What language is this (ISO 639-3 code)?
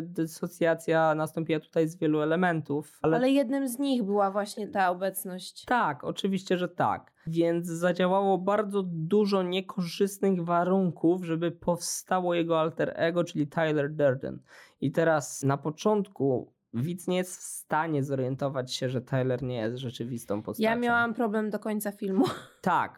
pol